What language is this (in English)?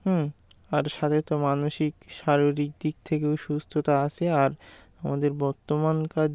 Bangla